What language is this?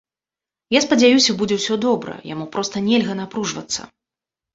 Belarusian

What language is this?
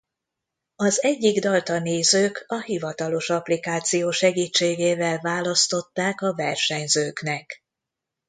Hungarian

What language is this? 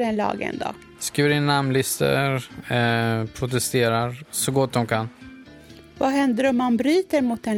Swedish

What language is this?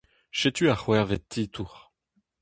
Breton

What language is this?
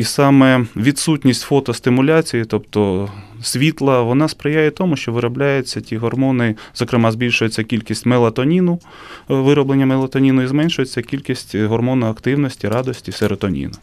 Ukrainian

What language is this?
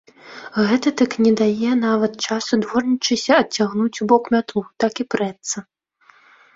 Belarusian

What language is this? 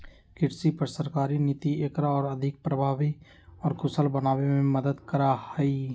Magahi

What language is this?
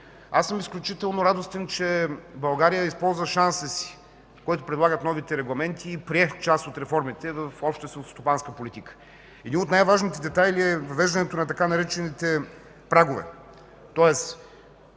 Bulgarian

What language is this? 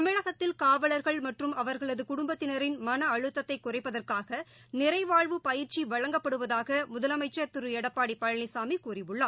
Tamil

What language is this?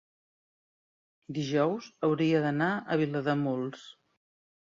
Catalan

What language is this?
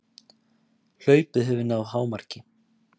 Icelandic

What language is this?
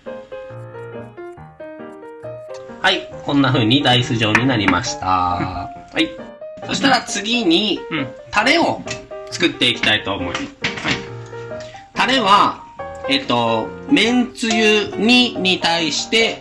Japanese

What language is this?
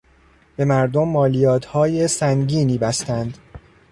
Persian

